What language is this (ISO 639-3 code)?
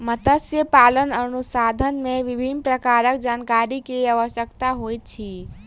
mai